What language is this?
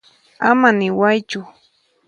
Puno Quechua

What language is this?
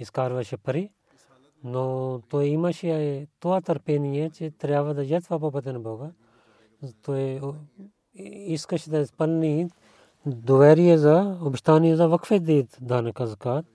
Bulgarian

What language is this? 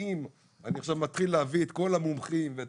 Hebrew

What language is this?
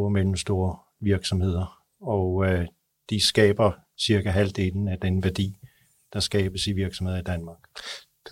Danish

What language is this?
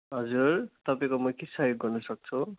Nepali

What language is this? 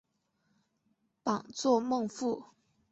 Chinese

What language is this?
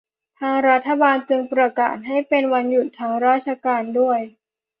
Thai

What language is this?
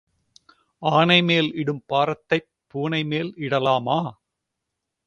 Tamil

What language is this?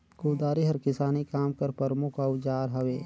Chhattisgarhi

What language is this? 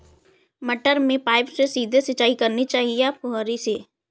Hindi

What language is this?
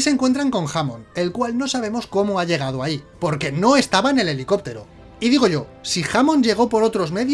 Spanish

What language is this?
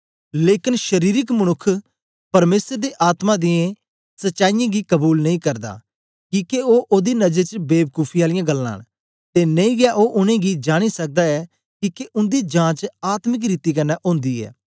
Dogri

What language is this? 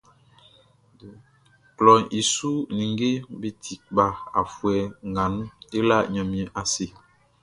Baoulé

